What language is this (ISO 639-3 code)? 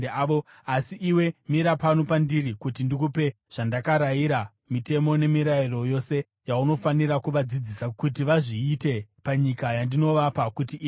sna